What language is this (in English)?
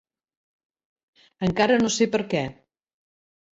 Catalan